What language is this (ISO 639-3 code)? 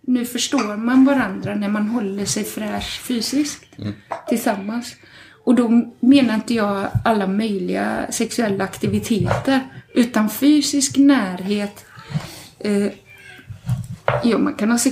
swe